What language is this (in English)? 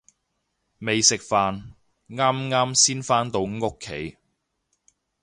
Cantonese